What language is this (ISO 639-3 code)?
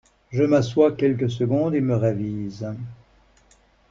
fra